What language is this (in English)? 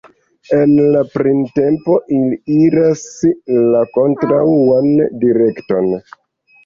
Esperanto